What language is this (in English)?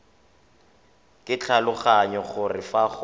Tswana